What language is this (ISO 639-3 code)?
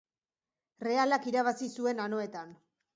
eus